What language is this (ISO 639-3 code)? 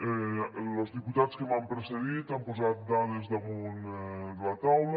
cat